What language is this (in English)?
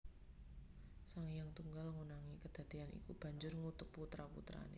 Javanese